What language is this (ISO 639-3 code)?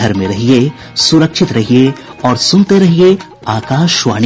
hin